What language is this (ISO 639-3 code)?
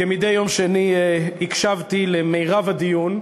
heb